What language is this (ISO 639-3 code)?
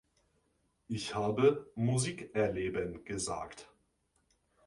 deu